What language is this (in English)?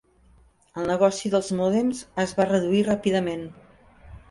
Catalan